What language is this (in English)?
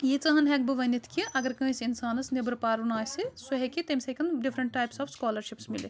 Kashmiri